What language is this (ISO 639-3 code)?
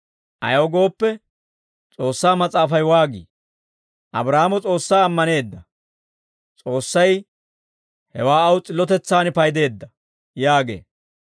dwr